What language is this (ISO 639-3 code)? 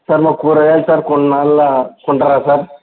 tel